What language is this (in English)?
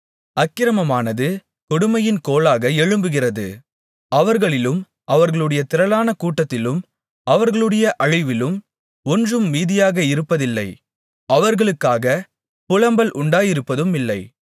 Tamil